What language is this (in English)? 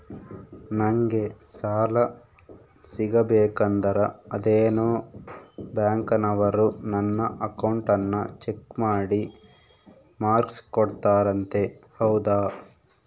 Kannada